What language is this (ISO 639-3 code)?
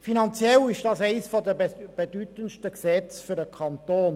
gsw